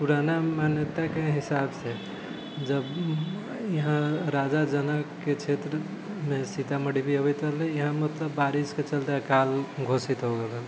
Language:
Maithili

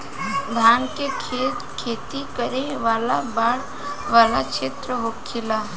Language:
Bhojpuri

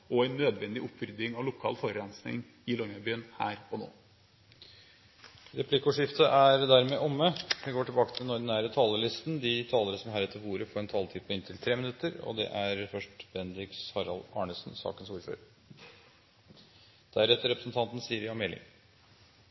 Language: Norwegian Bokmål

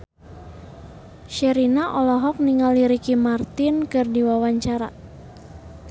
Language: Sundanese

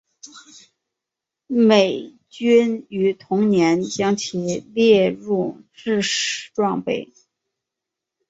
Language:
Chinese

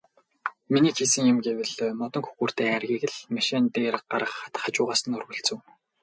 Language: Mongolian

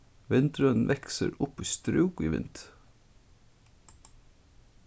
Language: Faroese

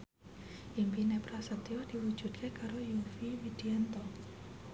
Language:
Javanese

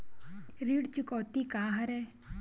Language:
Chhattisgarhi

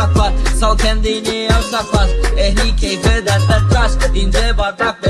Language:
Turkish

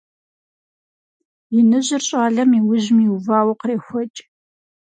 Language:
Kabardian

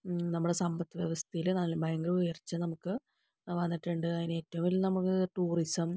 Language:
Malayalam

